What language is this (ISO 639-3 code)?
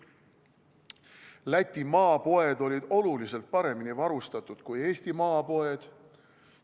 est